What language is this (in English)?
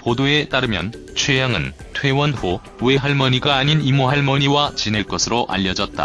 Korean